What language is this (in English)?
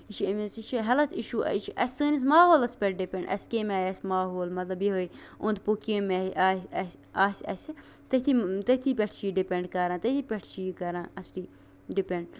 Kashmiri